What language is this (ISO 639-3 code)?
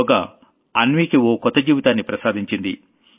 tel